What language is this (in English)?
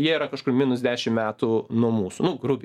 Lithuanian